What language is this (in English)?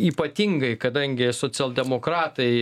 Lithuanian